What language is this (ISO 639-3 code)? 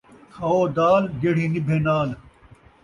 skr